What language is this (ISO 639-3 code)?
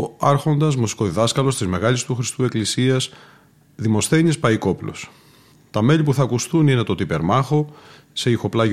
ell